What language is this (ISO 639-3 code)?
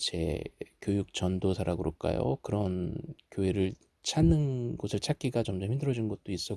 kor